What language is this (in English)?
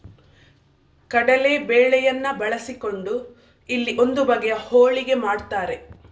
Kannada